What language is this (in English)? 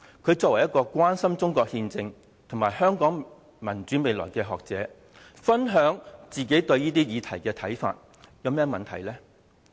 Cantonese